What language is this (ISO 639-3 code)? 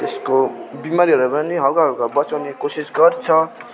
nep